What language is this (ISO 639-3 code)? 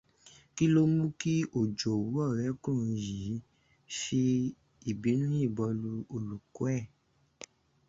yor